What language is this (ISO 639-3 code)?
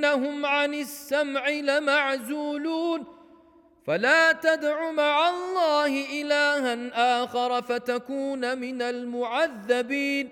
ara